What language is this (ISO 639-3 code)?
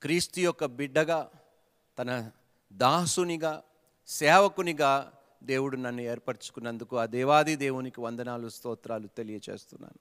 tel